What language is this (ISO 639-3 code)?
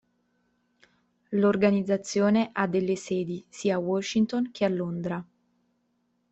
ita